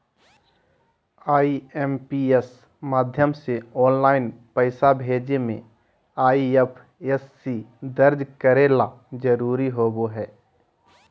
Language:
Magahi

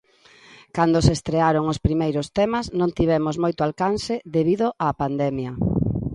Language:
Galician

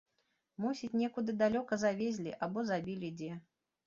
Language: Belarusian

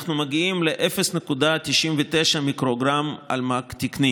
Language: Hebrew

